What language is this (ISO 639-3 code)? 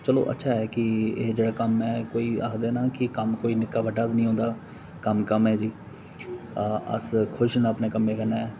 doi